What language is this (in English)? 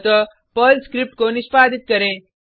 Hindi